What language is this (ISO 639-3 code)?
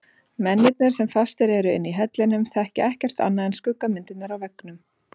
isl